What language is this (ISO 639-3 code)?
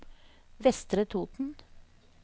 nor